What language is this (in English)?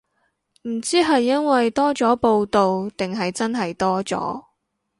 Cantonese